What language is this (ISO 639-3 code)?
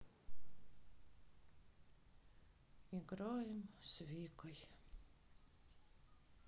rus